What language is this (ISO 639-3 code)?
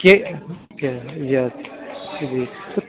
urd